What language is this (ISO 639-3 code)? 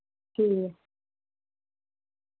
doi